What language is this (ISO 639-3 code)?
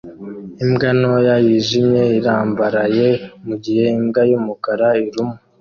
kin